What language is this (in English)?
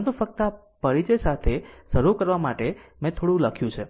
Gujarati